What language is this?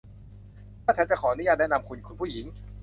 Thai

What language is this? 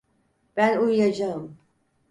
Turkish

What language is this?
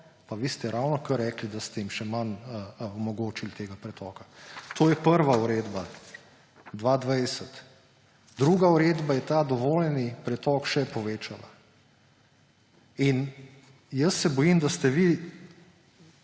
Slovenian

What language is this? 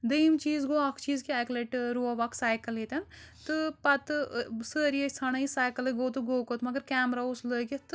Kashmiri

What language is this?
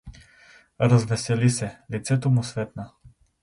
Bulgarian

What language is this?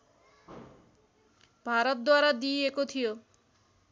Nepali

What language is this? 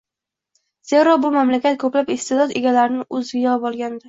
Uzbek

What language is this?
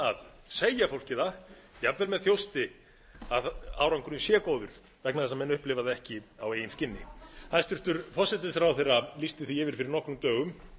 Icelandic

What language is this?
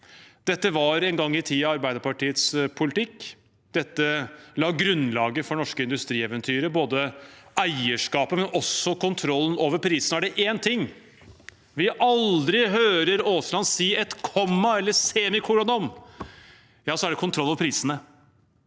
Norwegian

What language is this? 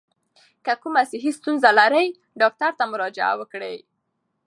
Pashto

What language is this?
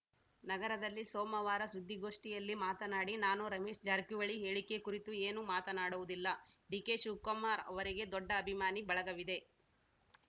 Kannada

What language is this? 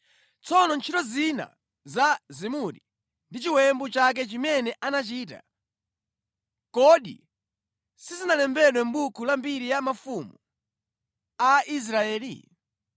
Nyanja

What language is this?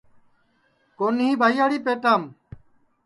Sansi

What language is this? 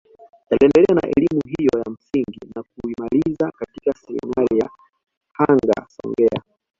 Swahili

